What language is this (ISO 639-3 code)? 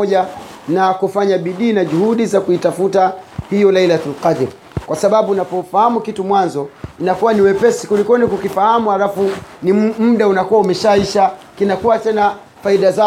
swa